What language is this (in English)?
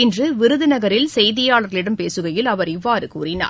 Tamil